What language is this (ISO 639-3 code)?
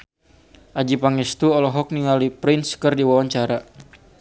sun